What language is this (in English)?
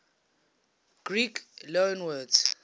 English